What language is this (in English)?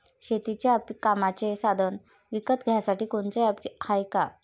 Marathi